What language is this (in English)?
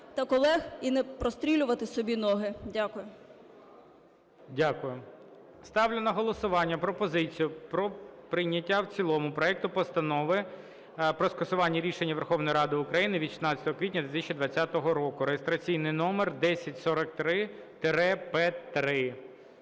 Ukrainian